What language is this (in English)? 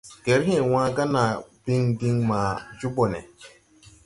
Tupuri